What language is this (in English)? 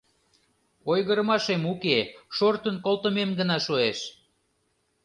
Mari